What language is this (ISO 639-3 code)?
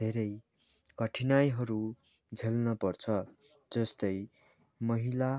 nep